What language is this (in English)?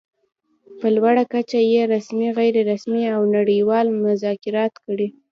Pashto